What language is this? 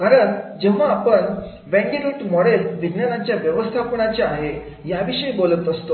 Marathi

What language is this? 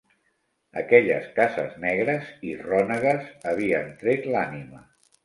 Catalan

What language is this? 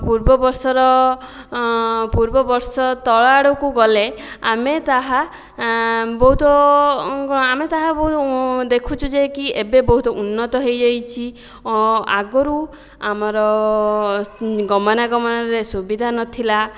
Odia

